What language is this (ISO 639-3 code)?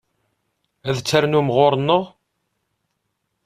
kab